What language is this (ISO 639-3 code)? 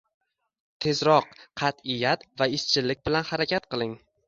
uzb